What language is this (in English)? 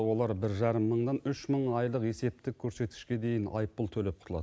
Kazakh